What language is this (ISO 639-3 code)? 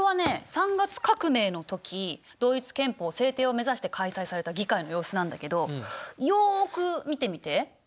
jpn